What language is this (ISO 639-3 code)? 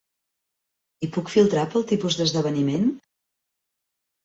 cat